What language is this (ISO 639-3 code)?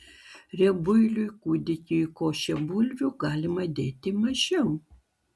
lit